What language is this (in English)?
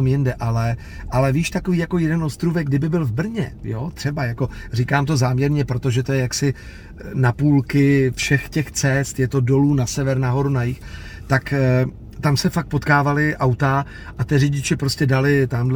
Czech